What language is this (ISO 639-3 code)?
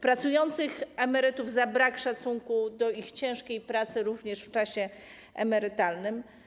pol